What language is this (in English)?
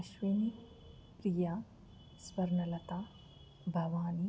Telugu